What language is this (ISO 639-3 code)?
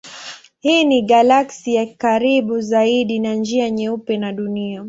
swa